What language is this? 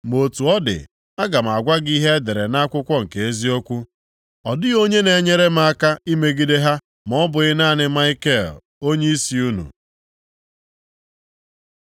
Igbo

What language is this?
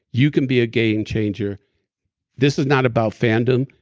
English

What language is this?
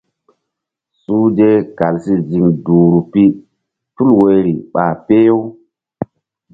Mbum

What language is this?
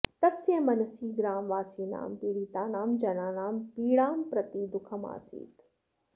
Sanskrit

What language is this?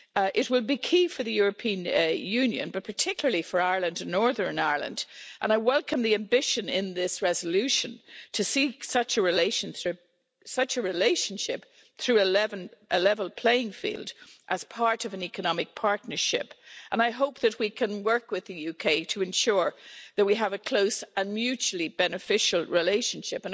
English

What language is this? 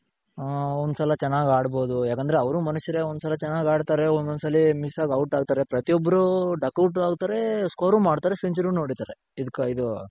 Kannada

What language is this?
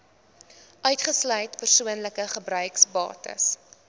Afrikaans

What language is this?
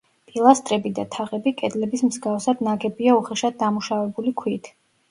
Georgian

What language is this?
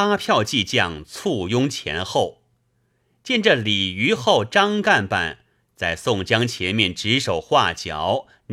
Chinese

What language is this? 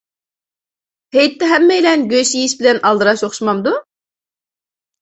Uyghur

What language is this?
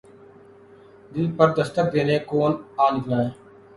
Urdu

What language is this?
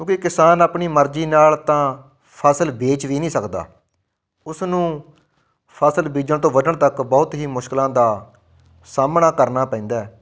Punjabi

